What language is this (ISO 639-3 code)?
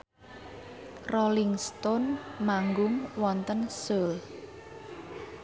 jav